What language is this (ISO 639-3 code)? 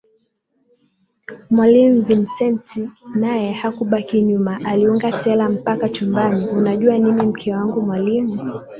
swa